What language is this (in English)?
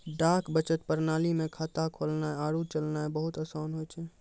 Maithili